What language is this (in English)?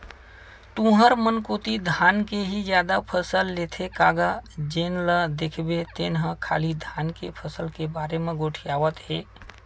Chhattisgarhi